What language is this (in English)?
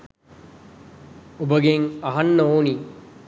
Sinhala